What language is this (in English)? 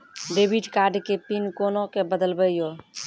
Maithili